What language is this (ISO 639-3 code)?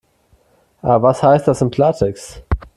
deu